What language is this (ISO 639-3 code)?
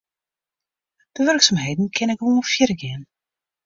fry